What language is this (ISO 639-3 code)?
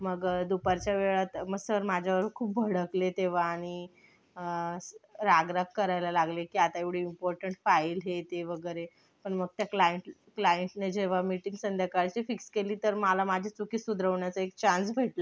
mar